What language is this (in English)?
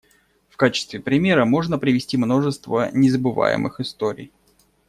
Russian